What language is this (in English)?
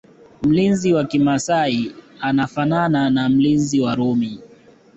Swahili